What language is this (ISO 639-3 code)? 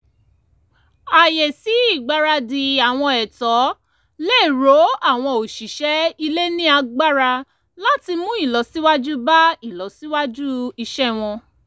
yor